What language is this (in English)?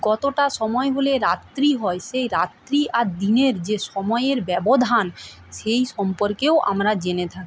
Bangla